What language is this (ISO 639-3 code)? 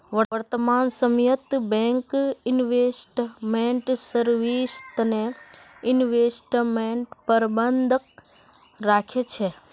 mag